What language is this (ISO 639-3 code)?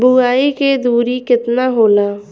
bho